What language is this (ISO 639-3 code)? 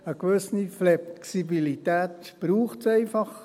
gsw